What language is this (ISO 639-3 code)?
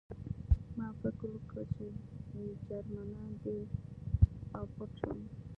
pus